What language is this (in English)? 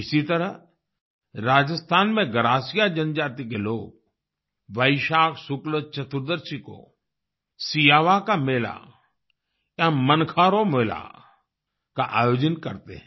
Hindi